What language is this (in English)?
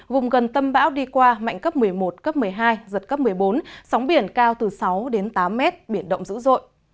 Vietnamese